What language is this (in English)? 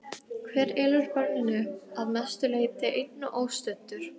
Icelandic